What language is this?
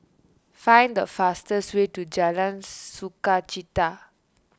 English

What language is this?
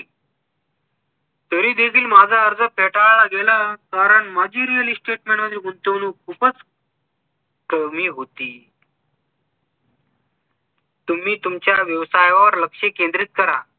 Marathi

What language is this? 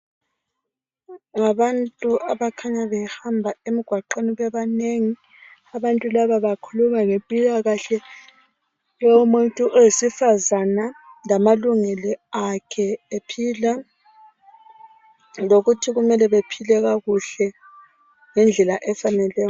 North Ndebele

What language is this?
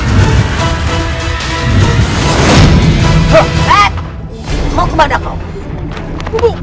Indonesian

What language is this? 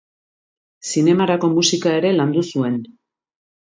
Basque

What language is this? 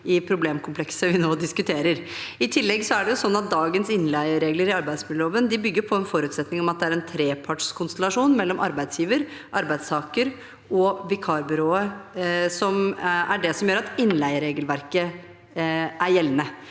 Norwegian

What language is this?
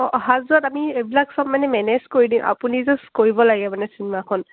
Assamese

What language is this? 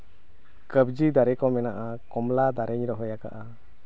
Santali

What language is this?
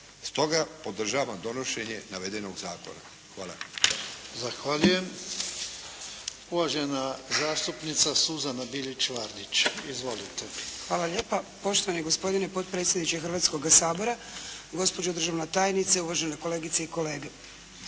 Croatian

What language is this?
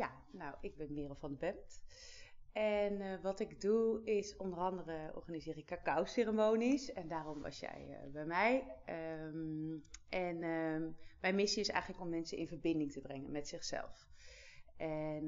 Dutch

